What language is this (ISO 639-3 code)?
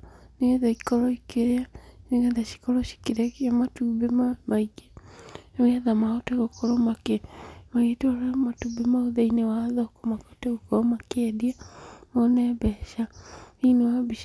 kik